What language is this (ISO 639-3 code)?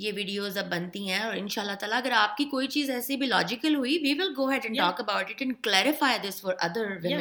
urd